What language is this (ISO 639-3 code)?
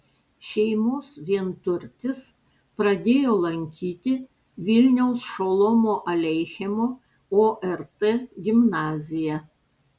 lit